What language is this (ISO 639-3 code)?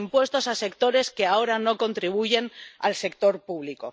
spa